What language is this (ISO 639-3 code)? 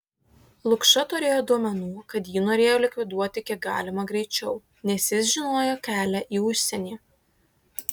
lit